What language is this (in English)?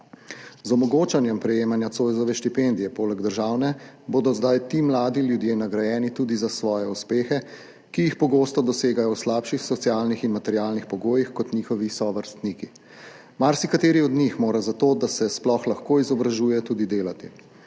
Slovenian